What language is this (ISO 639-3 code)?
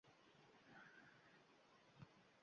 uzb